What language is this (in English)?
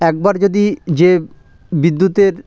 Bangla